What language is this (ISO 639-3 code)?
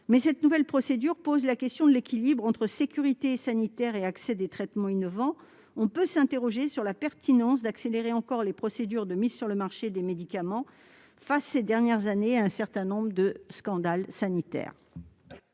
fra